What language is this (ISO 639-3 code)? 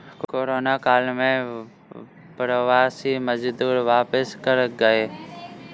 hin